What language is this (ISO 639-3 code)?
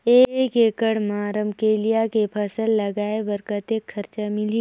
hne